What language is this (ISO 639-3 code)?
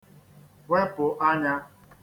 ibo